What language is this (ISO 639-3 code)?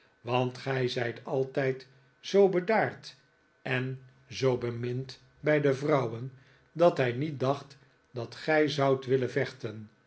nld